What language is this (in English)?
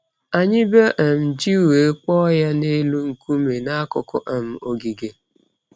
Igbo